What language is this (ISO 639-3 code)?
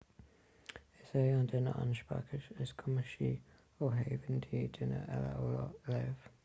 gle